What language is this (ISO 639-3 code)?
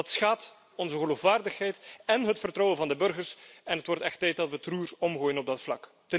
nld